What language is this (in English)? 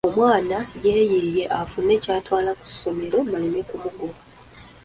Ganda